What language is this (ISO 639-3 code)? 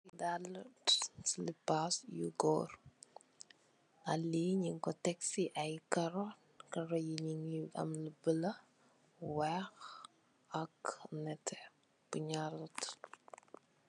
wol